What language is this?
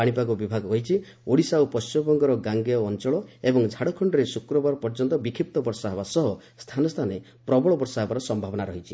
Odia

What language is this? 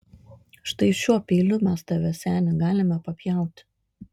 Lithuanian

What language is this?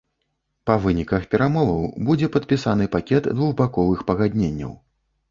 Belarusian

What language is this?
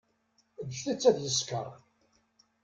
Kabyle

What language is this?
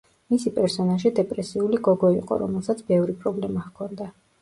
Georgian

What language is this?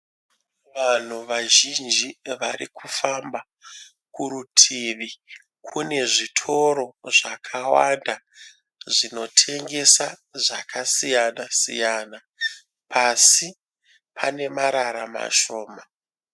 Shona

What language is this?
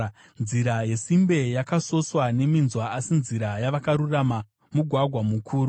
Shona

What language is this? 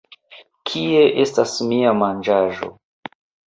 Esperanto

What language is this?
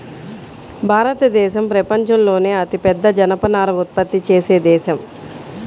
Telugu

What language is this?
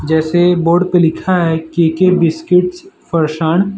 Hindi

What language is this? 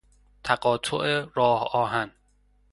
Persian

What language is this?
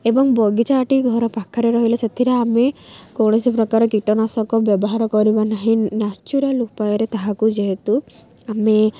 Odia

